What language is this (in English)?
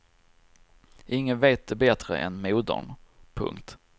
Swedish